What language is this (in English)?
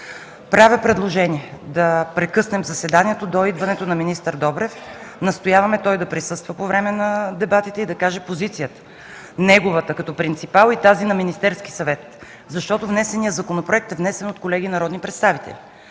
Bulgarian